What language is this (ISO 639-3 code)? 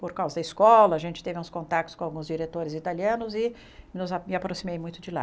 por